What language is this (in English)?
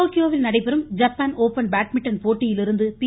Tamil